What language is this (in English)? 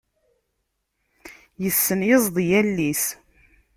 Kabyle